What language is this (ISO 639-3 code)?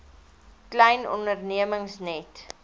afr